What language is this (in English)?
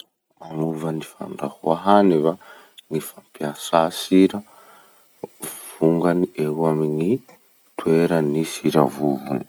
Masikoro Malagasy